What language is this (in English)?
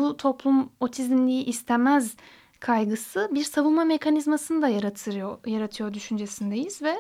Turkish